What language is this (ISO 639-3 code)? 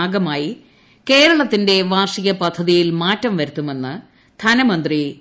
mal